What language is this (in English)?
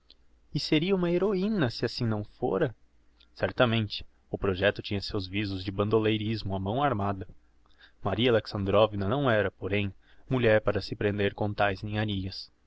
Portuguese